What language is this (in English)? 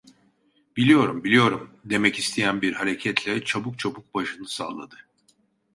Turkish